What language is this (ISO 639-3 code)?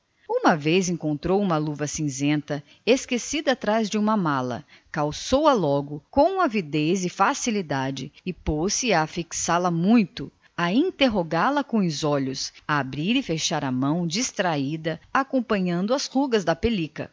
por